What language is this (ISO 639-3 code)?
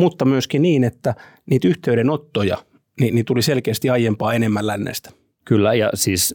fin